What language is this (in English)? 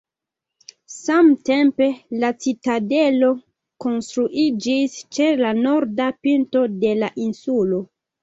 Esperanto